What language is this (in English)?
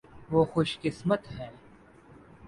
Urdu